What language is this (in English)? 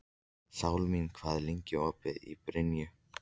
Icelandic